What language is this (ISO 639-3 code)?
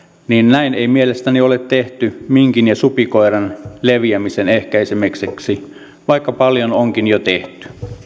fin